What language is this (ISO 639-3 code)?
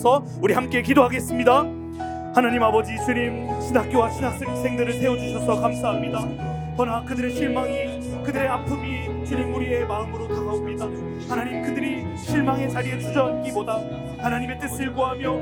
kor